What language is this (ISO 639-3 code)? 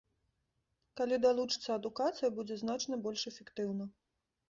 bel